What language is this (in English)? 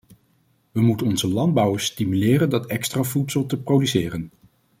Dutch